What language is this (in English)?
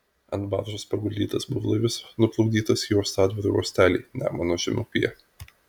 Lithuanian